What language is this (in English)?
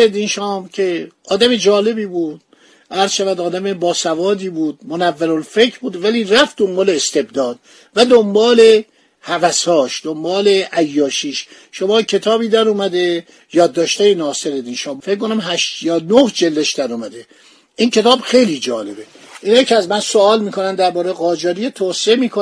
Persian